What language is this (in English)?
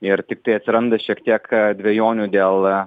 Lithuanian